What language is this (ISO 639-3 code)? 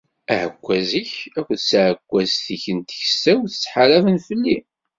kab